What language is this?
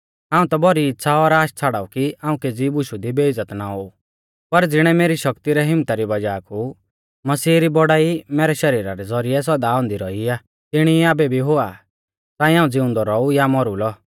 Mahasu Pahari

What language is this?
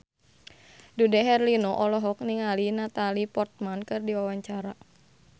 Sundanese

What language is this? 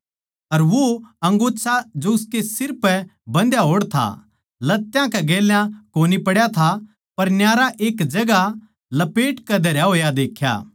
Haryanvi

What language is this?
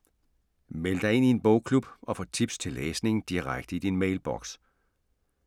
Danish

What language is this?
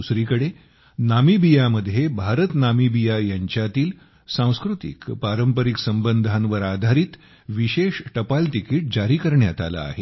Marathi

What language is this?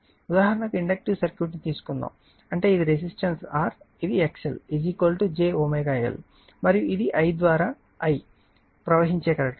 Telugu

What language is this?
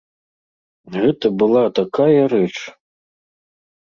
Belarusian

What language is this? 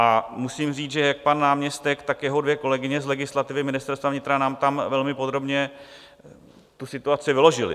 Czech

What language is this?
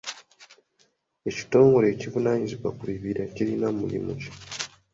Ganda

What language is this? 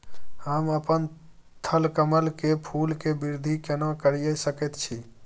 Maithili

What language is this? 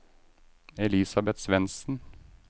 Norwegian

